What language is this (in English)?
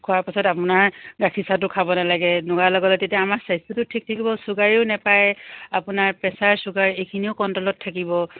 Assamese